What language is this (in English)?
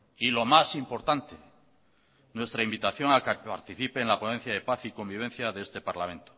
Spanish